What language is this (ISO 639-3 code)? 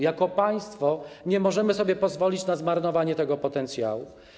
pol